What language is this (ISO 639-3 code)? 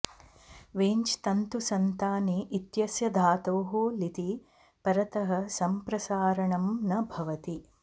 san